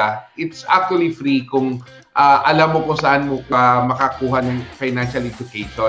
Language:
Filipino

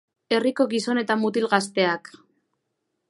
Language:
Basque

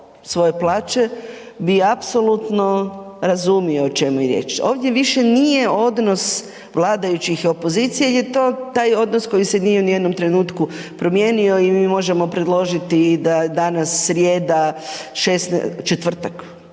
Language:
Croatian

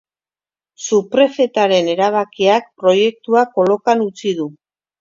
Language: Basque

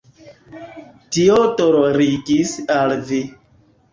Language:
Esperanto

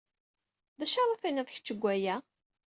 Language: Kabyle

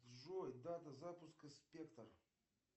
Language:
Russian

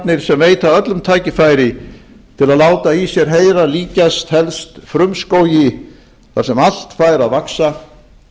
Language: Icelandic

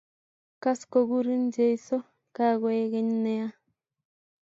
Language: Kalenjin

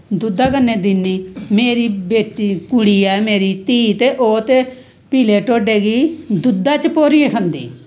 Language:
Dogri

